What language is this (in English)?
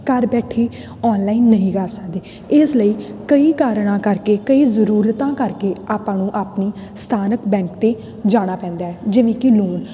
Punjabi